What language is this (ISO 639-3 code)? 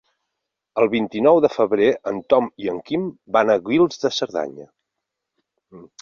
cat